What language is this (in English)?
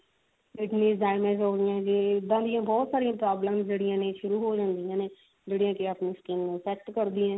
Punjabi